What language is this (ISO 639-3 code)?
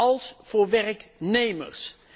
nld